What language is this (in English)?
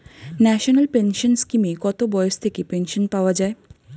Bangla